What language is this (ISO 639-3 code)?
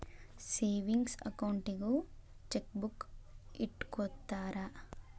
kan